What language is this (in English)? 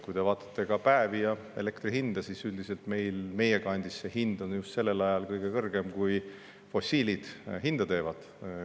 Estonian